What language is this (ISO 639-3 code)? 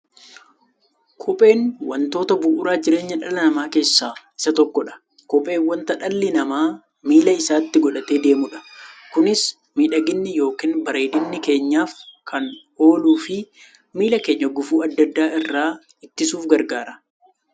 orm